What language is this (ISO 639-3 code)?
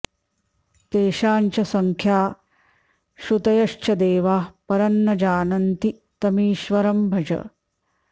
san